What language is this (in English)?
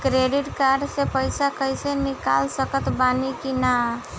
Bhojpuri